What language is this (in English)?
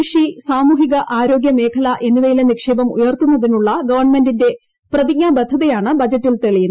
Malayalam